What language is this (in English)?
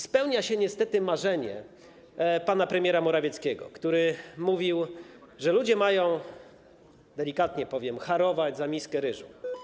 Polish